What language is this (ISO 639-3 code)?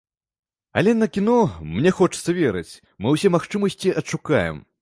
bel